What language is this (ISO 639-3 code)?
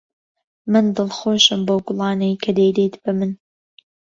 ckb